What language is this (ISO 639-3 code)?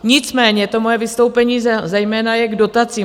ces